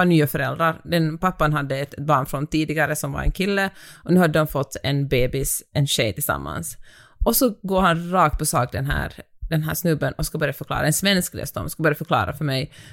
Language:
Swedish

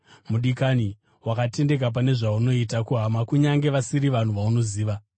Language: Shona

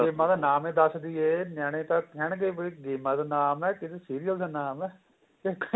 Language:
Punjabi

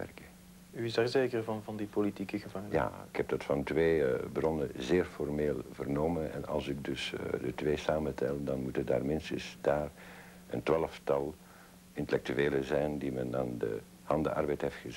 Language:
Dutch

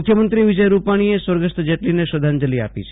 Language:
Gujarati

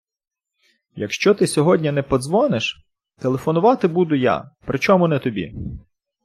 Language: Ukrainian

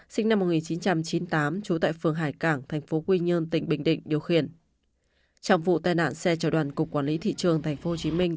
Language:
Vietnamese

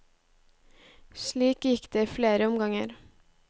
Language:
Norwegian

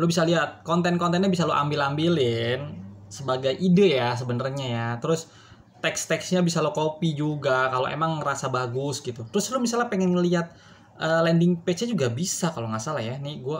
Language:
Indonesian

